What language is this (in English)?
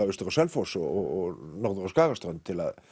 Icelandic